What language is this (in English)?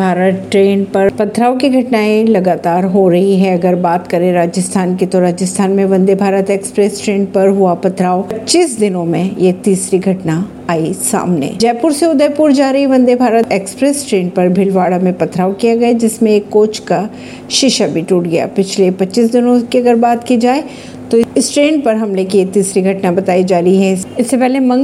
Hindi